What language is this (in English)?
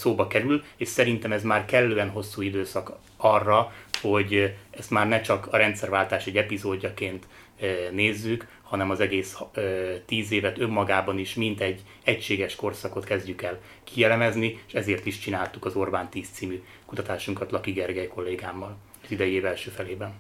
Hungarian